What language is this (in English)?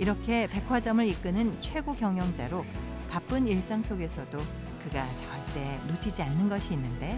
Korean